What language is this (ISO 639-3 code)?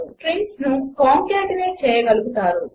tel